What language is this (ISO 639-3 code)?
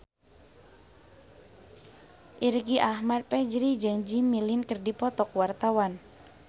sun